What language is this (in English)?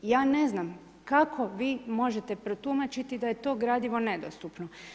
Croatian